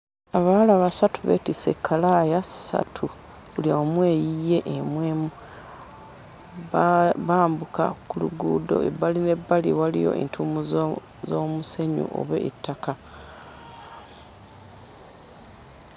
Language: Ganda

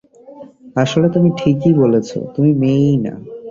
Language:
Bangla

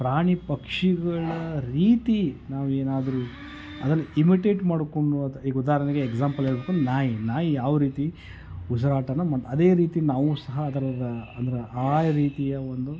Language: Kannada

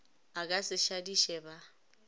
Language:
Northern Sotho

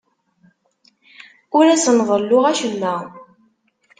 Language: Kabyle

